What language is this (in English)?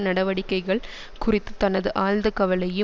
Tamil